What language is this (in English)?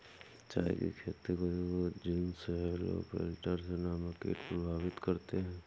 Hindi